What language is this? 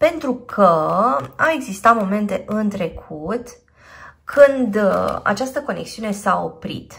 Romanian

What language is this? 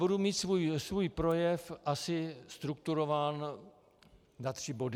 Czech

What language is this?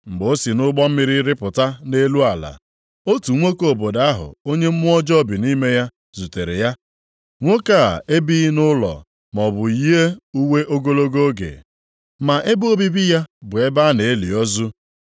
Igbo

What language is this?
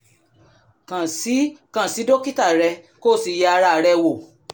Yoruba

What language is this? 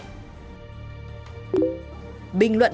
Vietnamese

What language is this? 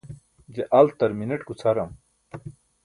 Burushaski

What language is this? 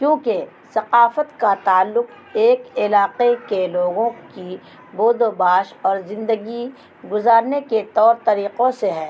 Urdu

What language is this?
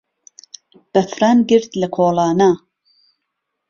Central Kurdish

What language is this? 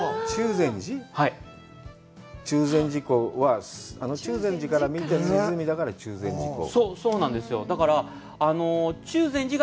Japanese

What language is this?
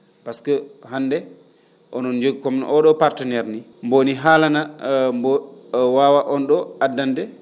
Fula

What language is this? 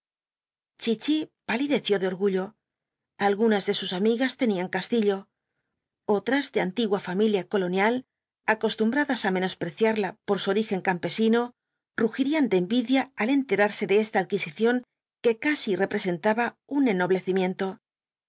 Spanish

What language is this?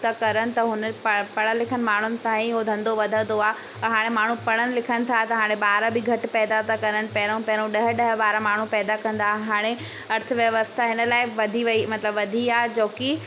Sindhi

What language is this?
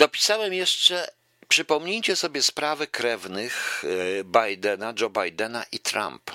Polish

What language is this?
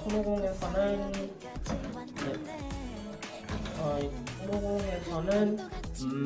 Korean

